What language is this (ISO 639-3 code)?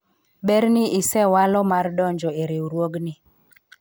luo